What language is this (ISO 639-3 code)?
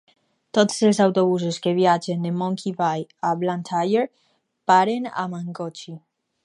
cat